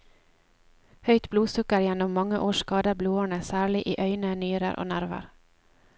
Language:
Norwegian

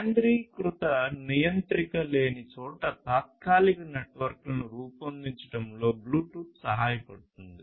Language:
Telugu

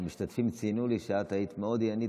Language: Hebrew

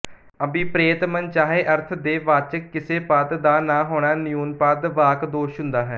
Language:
Punjabi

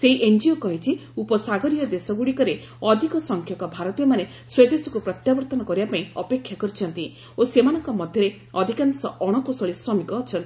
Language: Odia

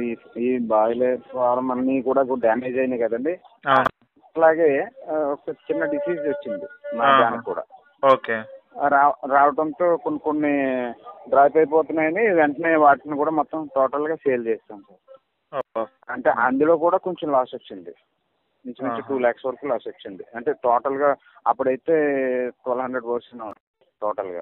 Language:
Telugu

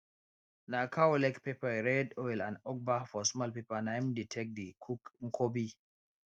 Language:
Nigerian Pidgin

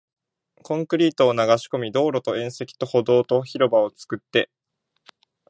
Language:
Japanese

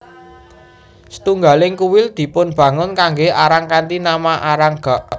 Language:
Javanese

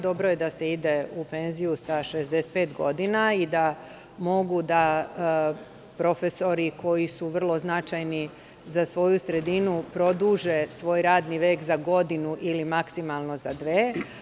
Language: Serbian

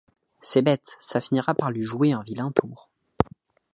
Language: French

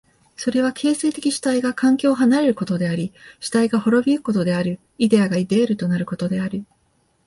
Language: Japanese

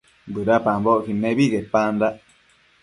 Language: Matsés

